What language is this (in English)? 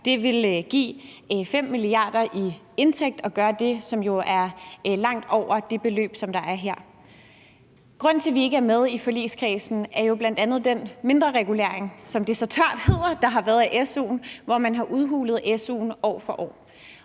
Danish